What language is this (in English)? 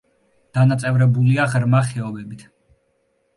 Georgian